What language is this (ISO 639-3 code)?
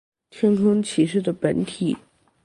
zho